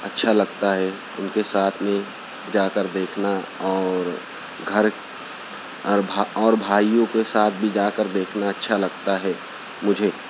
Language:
Urdu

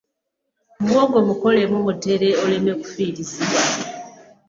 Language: Ganda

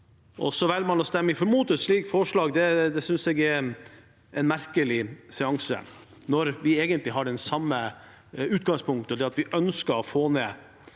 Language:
Norwegian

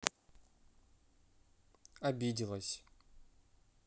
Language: Russian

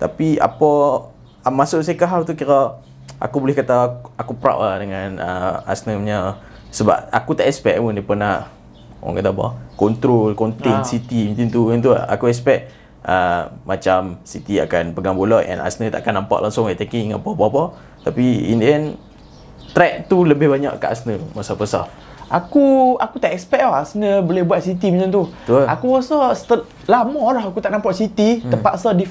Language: Malay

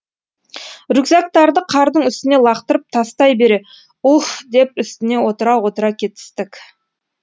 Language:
Kazakh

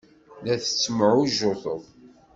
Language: Kabyle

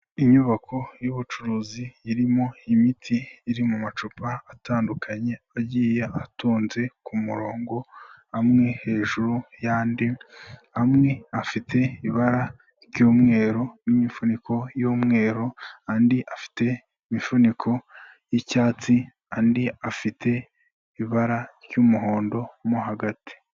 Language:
Kinyarwanda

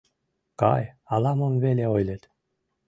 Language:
Mari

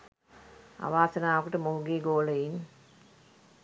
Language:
Sinhala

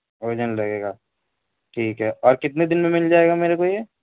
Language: Urdu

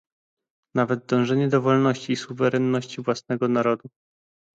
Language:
Polish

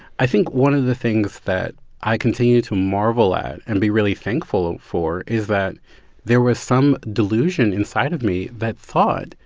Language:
English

